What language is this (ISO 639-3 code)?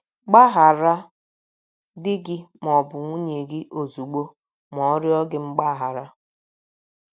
ibo